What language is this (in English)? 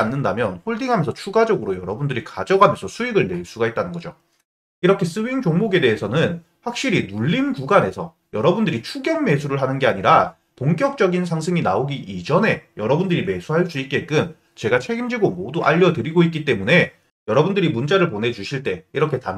Korean